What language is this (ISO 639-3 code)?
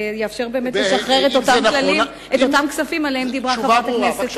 heb